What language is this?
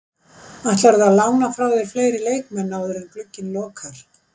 Icelandic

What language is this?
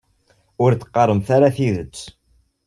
Kabyle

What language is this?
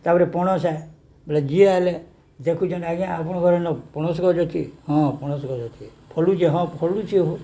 Odia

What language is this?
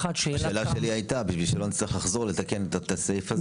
Hebrew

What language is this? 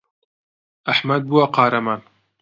Central Kurdish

